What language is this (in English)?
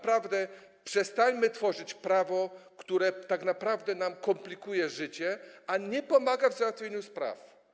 Polish